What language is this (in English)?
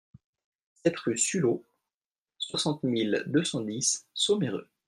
French